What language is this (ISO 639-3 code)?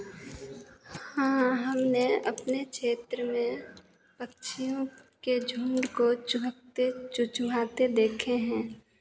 hin